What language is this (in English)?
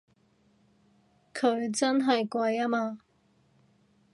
Cantonese